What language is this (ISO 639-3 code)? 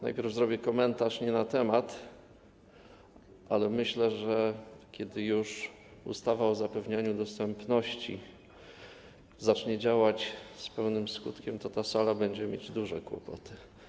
pol